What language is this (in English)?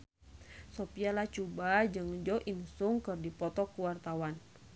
Sundanese